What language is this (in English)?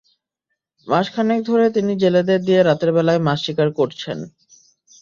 Bangla